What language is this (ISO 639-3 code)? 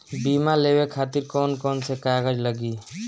bho